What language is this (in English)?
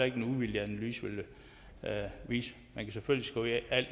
Danish